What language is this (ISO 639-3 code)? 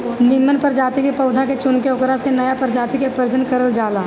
bho